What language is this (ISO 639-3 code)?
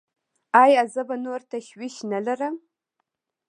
pus